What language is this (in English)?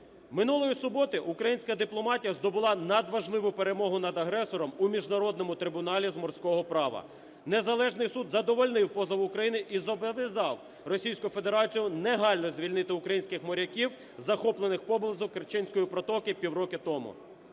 Ukrainian